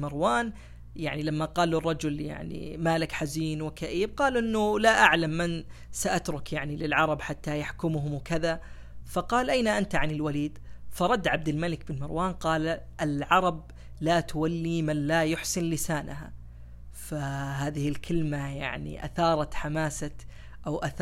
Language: Arabic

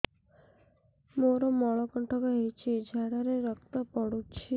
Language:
Odia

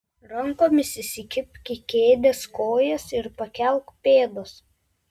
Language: Lithuanian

